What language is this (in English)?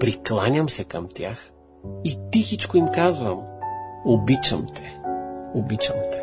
Bulgarian